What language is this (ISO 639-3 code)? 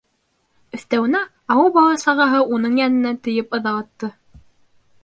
bak